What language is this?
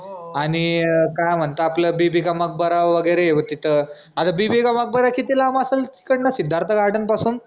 Marathi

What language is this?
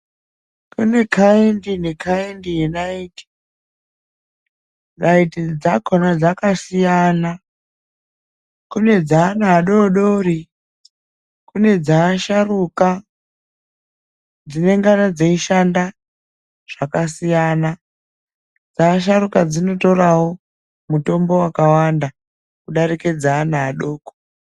Ndau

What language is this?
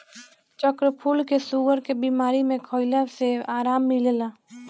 Bhojpuri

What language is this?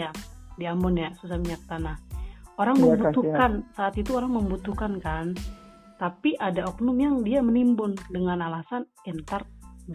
Indonesian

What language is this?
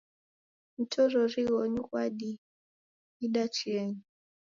Taita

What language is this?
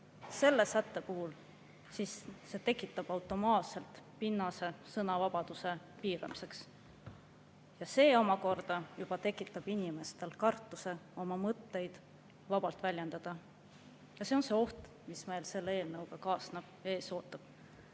Estonian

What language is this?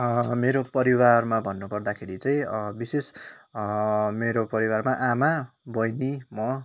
Nepali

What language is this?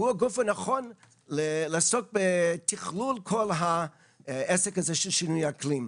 Hebrew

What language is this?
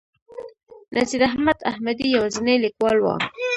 Pashto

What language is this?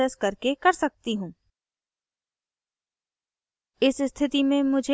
Hindi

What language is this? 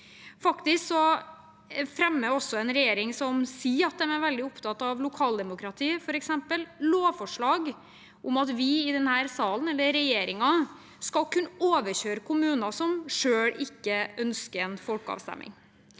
Norwegian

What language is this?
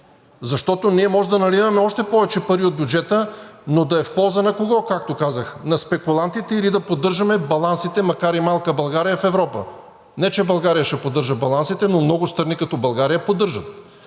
Bulgarian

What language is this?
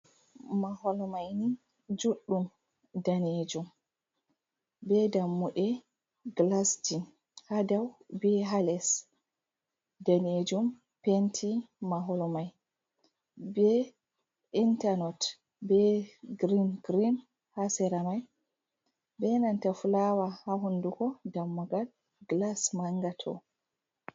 Fula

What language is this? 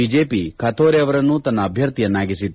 Kannada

